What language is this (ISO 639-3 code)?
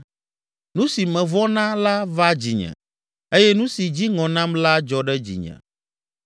ewe